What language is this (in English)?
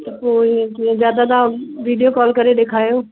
Sindhi